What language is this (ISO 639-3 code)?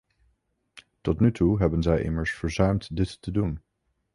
nld